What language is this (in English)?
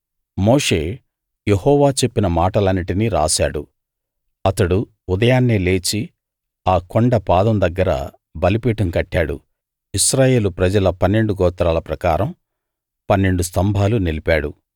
Telugu